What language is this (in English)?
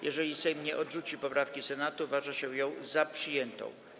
Polish